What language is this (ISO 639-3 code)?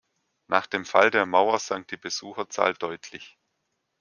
deu